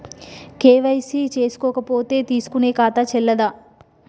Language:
Telugu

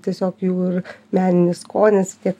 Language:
Lithuanian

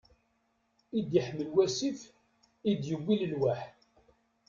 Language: Kabyle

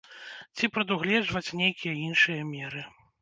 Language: Belarusian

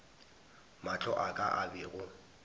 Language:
Northern Sotho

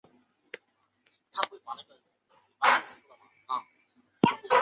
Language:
Chinese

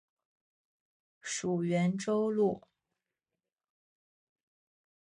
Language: Chinese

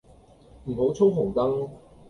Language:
Cantonese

